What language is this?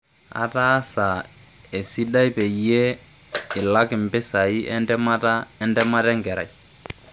Masai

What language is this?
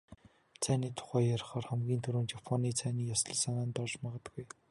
Mongolian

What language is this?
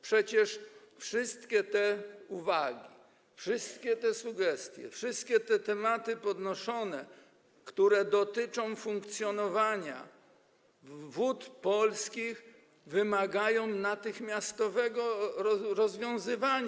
Polish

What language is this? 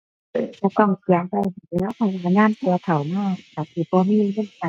Thai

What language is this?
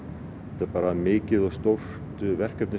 Icelandic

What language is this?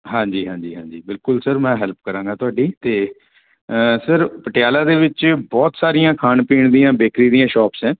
Punjabi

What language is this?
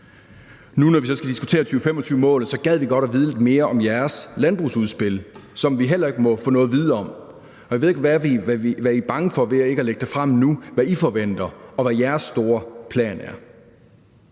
Danish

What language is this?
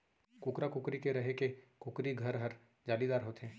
Chhattisgarhi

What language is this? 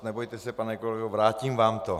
Czech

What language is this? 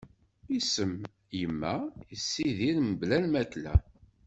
Kabyle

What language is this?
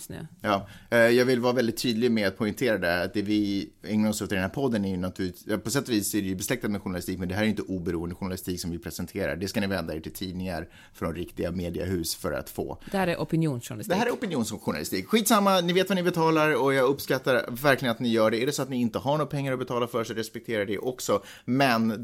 Swedish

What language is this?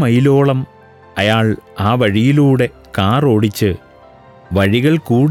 Malayalam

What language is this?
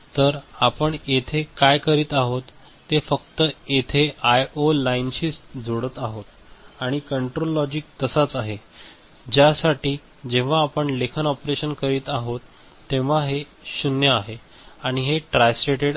Marathi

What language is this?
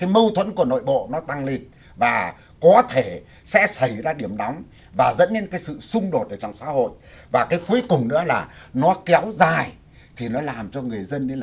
Vietnamese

